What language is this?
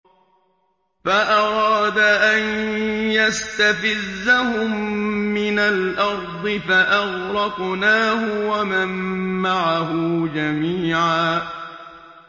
Arabic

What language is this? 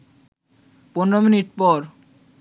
Bangla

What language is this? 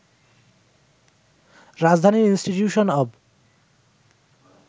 Bangla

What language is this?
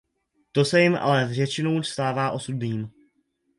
Czech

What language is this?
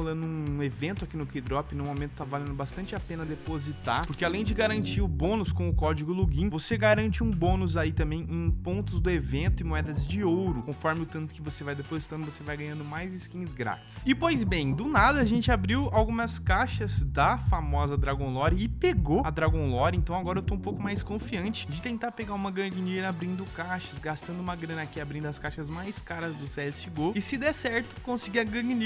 Portuguese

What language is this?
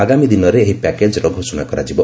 Odia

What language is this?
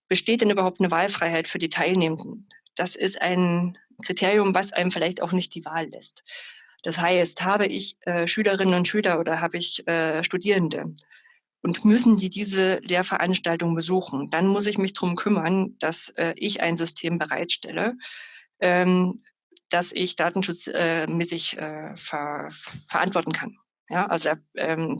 German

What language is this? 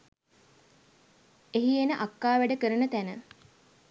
Sinhala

